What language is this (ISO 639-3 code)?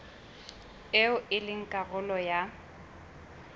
sot